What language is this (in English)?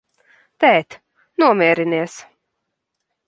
Latvian